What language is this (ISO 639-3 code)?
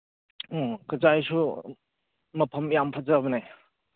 mni